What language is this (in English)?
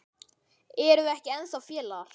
Icelandic